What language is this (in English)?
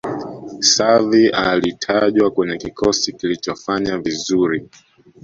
Swahili